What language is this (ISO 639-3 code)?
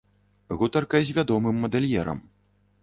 bel